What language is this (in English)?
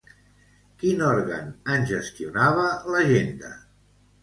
Catalan